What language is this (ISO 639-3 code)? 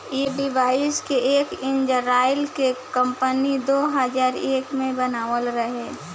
bho